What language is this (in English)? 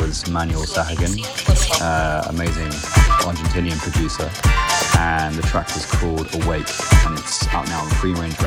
English